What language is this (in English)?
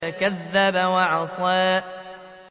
Arabic